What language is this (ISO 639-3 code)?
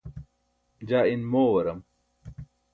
bsk